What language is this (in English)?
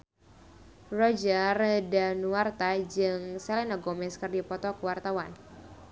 Sundanese